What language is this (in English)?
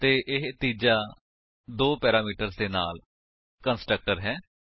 Punjabi